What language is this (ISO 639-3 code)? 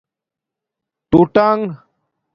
dmk